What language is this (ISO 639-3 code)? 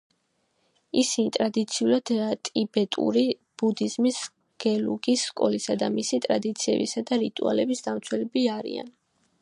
kat